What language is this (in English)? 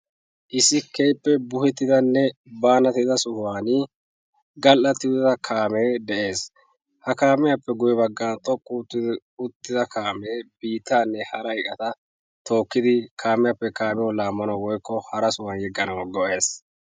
Wolaytta